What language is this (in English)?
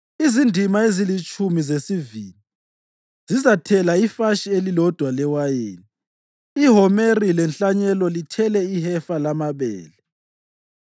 North Ndebele